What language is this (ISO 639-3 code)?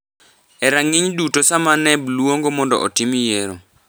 luo